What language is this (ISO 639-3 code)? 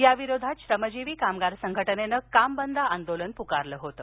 mar